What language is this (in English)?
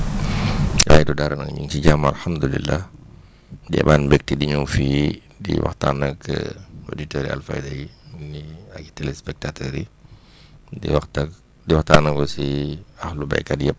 Wolof